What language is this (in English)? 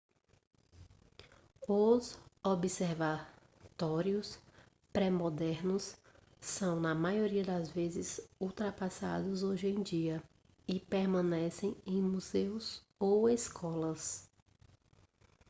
Portuguese